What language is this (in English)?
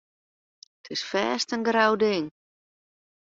Western Frisian